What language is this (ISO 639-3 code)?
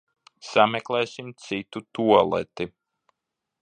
lav